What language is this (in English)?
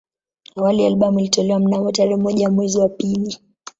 Swahili